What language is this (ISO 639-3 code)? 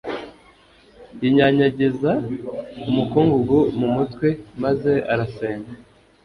kin